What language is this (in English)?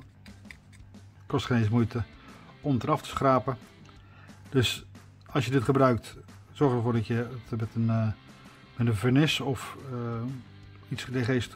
Dutch